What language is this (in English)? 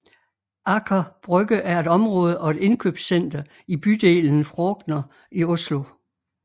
Danish